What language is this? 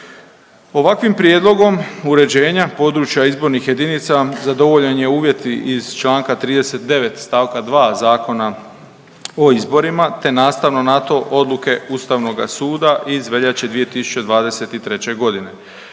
Croatian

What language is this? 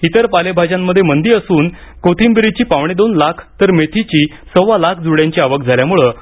Marathi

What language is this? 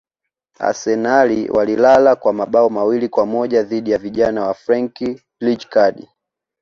Swahili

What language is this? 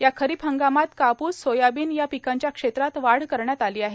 Marathi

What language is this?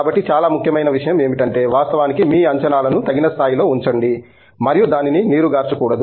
Telugu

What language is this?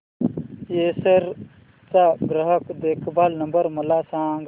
Marathi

